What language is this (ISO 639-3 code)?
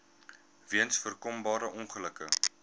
afr